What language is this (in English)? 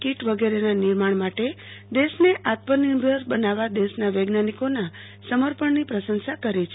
Gujarati